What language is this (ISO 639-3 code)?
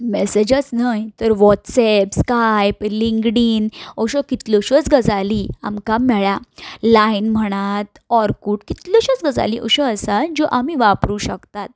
kok